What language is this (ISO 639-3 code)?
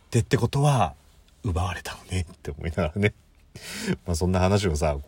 jpn